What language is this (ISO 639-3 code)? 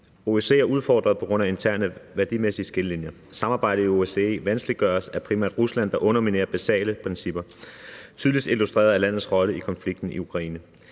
dan